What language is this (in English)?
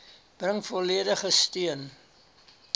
Afrikaans